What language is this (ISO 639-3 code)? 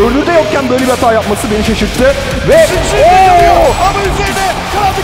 tur